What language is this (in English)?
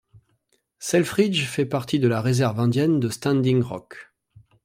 French